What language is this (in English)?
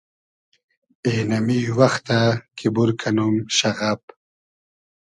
Hazaragi